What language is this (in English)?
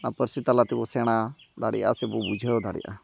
Santali